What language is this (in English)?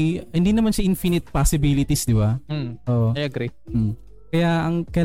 Filipino